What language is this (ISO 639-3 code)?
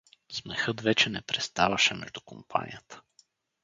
bul